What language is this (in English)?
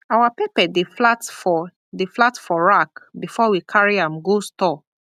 Nigerian Pidgin